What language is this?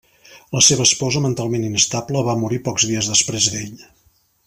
Catalan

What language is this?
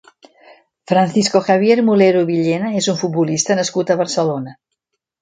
Catalan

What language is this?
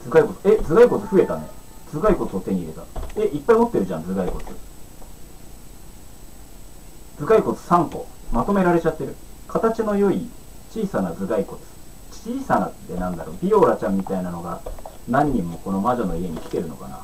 Japanese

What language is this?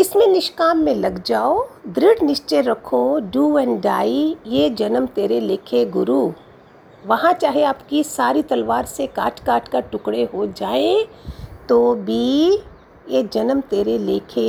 Hindi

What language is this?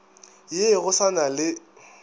Northern Sotho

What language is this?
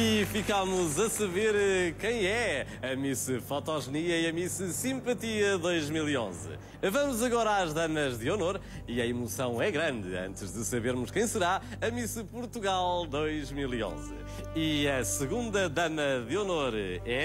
Portuguese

